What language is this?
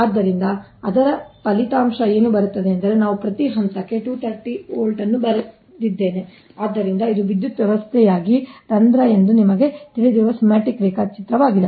Kannada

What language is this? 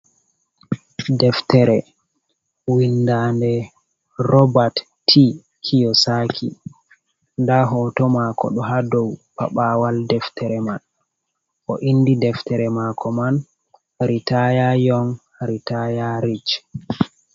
Fula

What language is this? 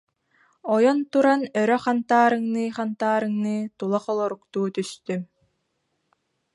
Yakut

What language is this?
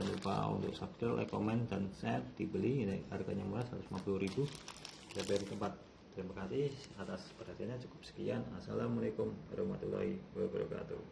Indonesian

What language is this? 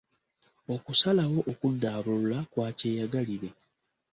Ganda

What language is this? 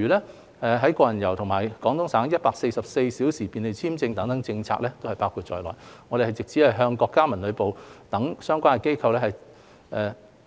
Cantonese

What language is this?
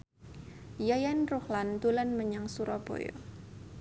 Javanese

